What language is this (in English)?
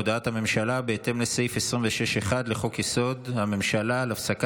Hebrew